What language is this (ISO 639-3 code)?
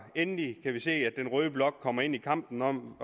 dan